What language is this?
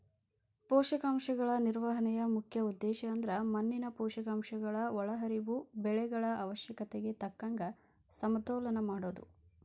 Kannada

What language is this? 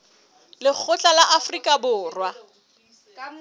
Southern Sotho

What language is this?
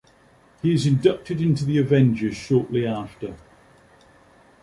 English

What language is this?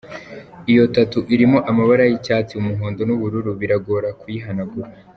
Kinyarwanda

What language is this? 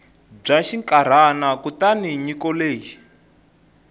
Tsonga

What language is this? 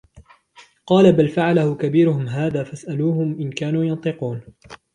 Arabic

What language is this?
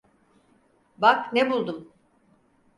Turkish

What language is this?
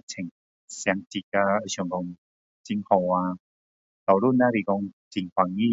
Min Dong Chinese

